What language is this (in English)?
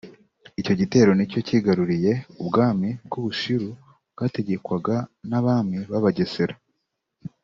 Kinyarwanda